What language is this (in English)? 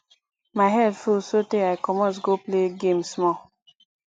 Nigerian Pidgin